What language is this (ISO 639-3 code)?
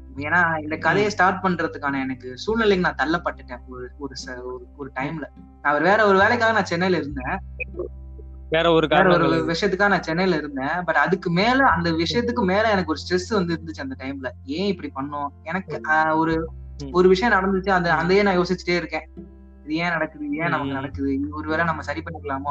tam